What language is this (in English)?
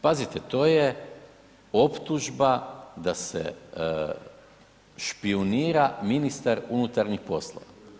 Croatian